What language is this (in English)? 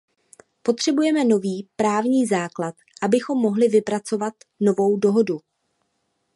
Czech